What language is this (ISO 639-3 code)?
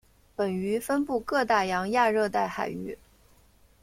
zho